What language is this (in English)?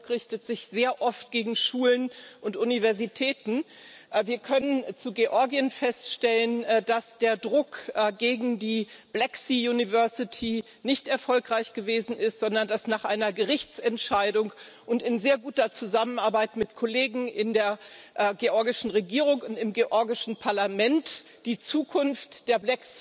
German